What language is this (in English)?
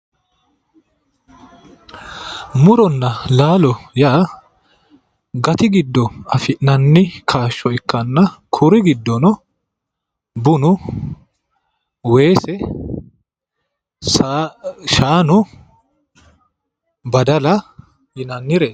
Sidamo